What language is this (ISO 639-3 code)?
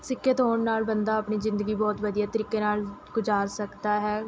pan